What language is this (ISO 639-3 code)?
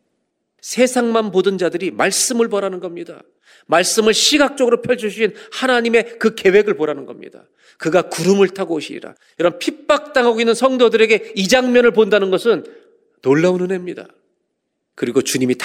kor